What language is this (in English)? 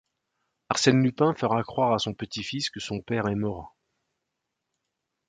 French